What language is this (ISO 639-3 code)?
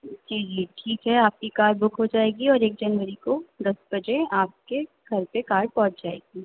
urd